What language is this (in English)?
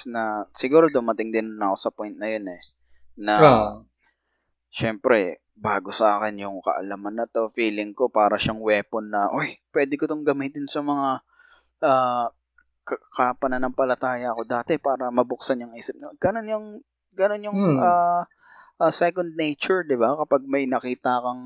Filipino